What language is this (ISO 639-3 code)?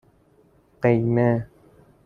fas